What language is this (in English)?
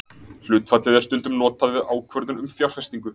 Icelandic